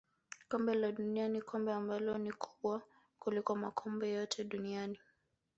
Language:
Swahili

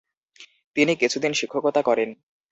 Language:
Bangla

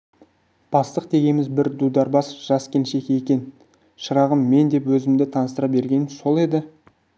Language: Kazakh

